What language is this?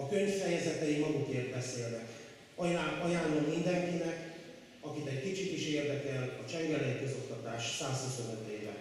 Hungarian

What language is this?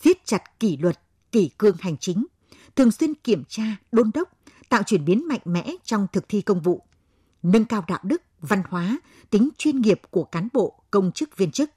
Vietnamese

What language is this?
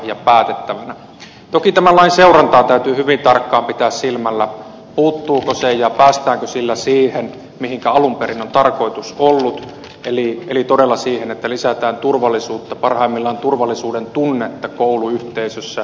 Finnish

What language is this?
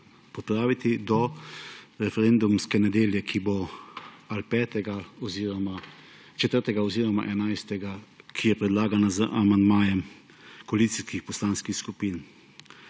Slovenian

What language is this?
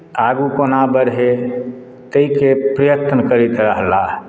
Maithili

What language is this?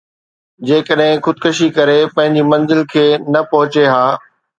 Sindhi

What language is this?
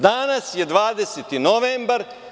Serbian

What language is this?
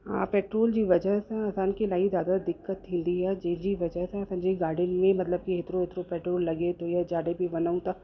Sindhi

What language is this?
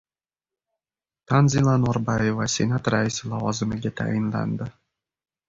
Uzbek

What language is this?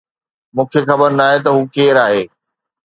Sindhi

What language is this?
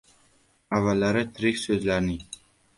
Uzbek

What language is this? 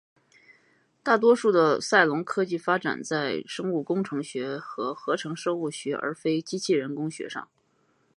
Chinese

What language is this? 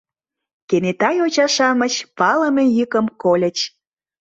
Mari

